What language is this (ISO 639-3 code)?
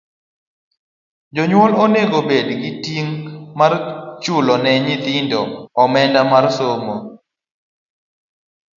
luo